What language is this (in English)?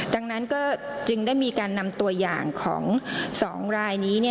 Thai